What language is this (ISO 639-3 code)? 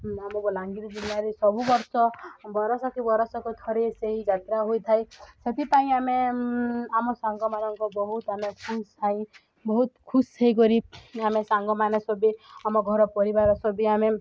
ori